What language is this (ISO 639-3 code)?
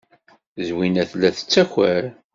kab